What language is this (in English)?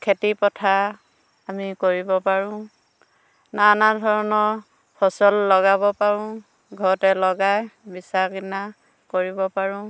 Assamese